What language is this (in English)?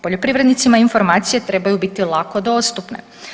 Croatian